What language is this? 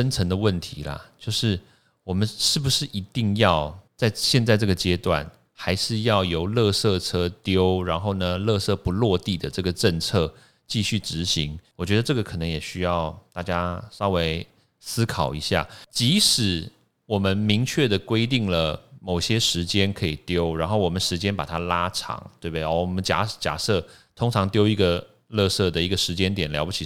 Chinese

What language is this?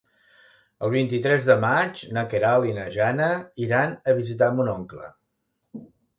Catalan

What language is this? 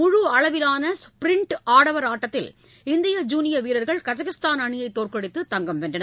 Tamil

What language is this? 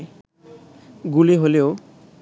Bangla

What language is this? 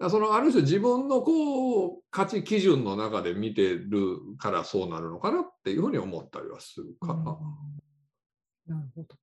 Japanese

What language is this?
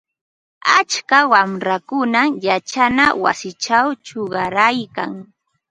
Ambo-Pasco Quechua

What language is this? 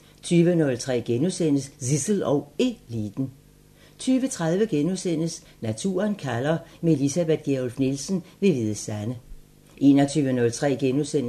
Danish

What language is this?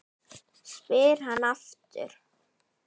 Icelandic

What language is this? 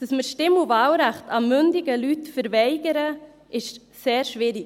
Swiss German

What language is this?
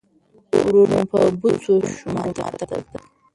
Pashto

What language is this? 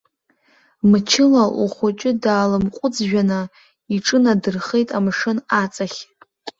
Abkhazian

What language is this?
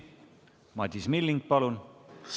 Estonian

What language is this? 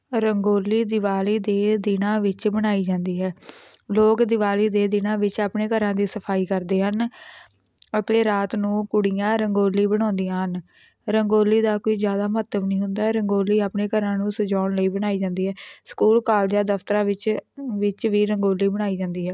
Punjabi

